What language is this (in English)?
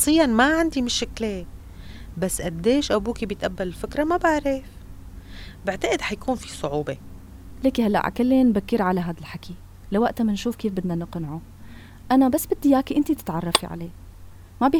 Arabic